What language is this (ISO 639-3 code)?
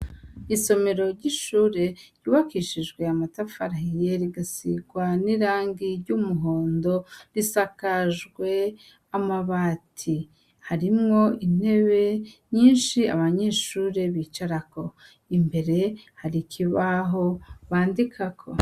run